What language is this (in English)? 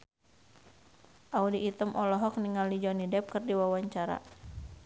Sundanese